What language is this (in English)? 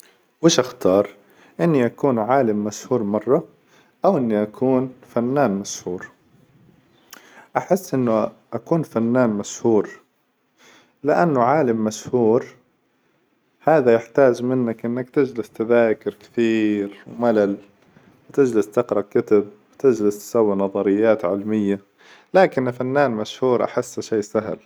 Hijazi Arabic